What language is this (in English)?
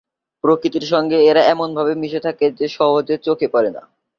Bangla